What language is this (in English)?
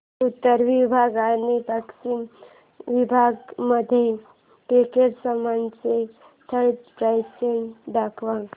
Marathi